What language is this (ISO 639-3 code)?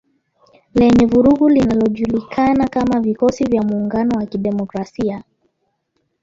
swa